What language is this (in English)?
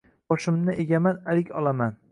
Uzbek